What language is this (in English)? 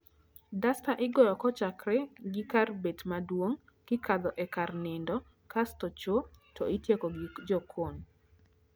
Luo (Kenya and Tanzania)